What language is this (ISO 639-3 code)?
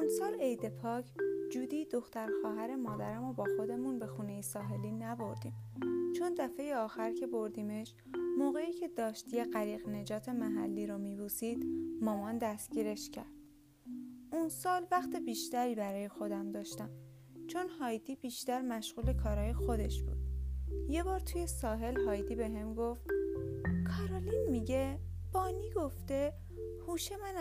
fas